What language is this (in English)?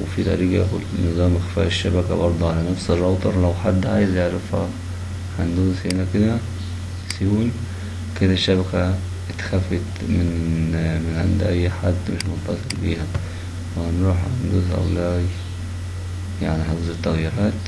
Arabic